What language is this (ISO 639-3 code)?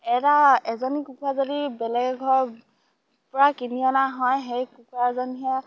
asm